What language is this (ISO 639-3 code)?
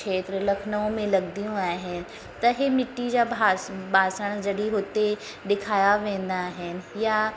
snd